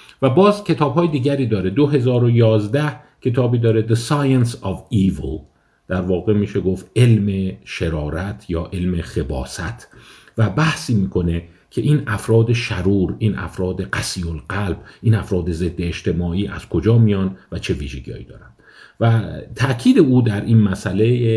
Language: Persian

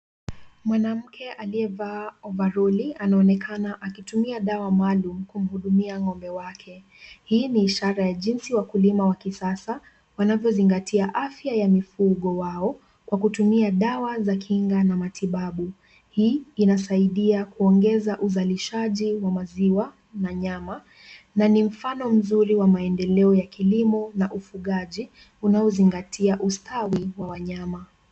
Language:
Swahili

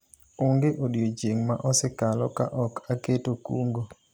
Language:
Luo (Kenya and Tanzania)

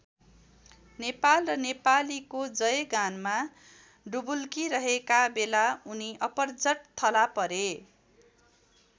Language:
Nepali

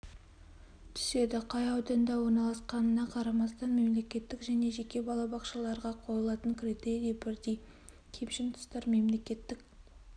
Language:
Kazakh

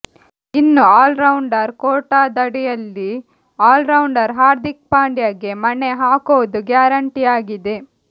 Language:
Kannada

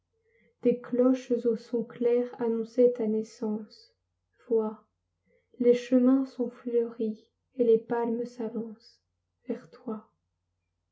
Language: French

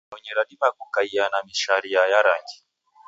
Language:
Taita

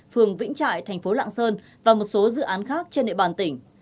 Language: Vietnamese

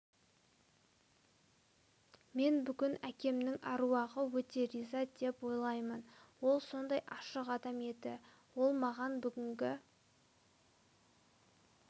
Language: Kazakh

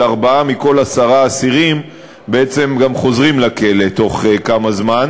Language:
Hebrew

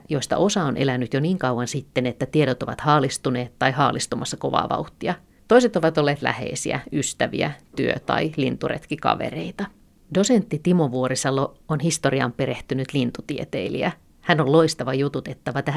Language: Finnish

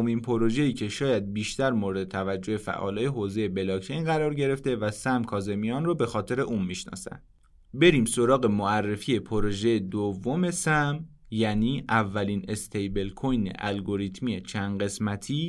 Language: Persian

